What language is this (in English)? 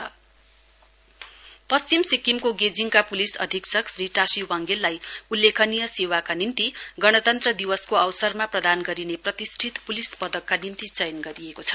Nepali